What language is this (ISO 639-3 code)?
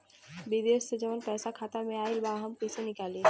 bho